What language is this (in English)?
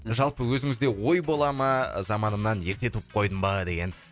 Kazakh